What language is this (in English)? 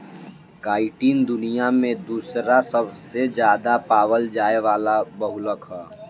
Bhojpuri